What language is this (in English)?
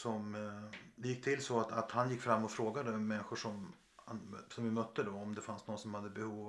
Swedish